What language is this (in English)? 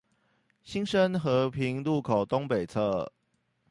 Chinese